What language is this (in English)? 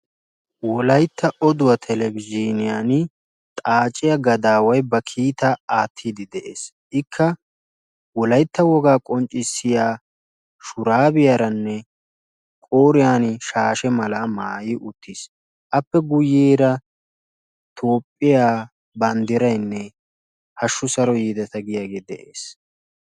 Wolaytta